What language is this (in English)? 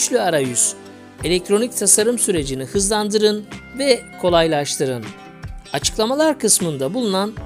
Turkish